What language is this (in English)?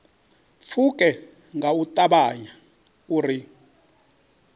Venda